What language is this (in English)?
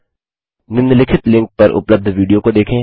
Hindi